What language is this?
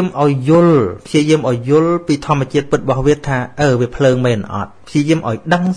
Vietnamese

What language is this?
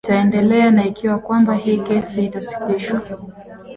Swahili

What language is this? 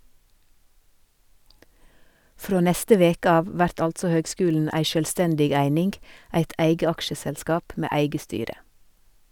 Norwegian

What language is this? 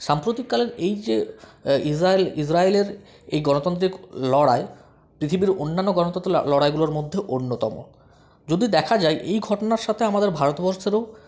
Bangla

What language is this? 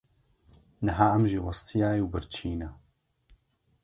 Kurdish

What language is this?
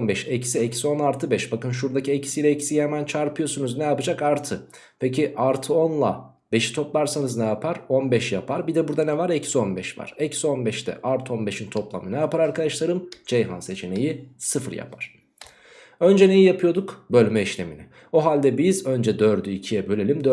Turkish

